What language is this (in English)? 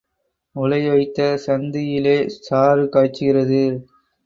Tamil